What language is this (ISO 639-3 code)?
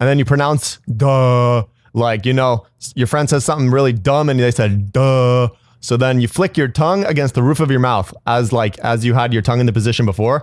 eng